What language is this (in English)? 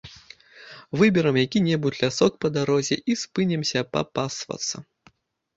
Belarusian